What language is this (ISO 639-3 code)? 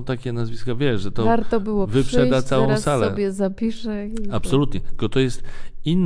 pol